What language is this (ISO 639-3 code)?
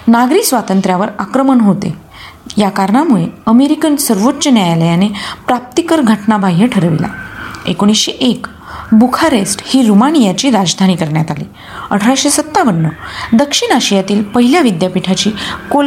mar